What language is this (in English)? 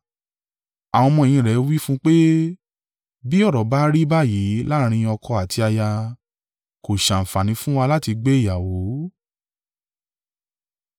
Yoruba